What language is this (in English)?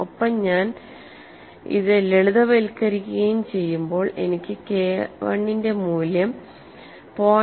Malayalam